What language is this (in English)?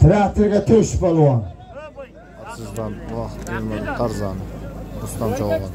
Turkish